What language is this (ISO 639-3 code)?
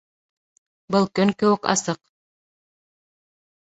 bak